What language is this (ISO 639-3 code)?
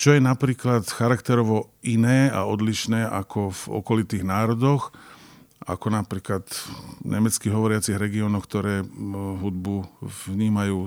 slk